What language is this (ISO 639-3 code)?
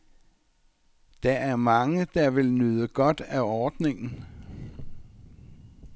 dan